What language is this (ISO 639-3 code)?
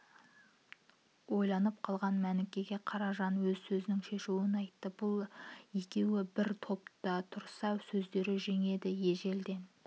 kaz